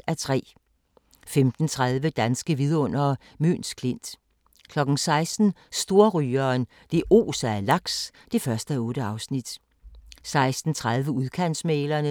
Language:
Danish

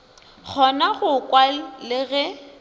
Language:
Northern Sotho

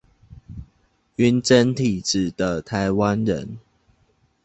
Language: Chinese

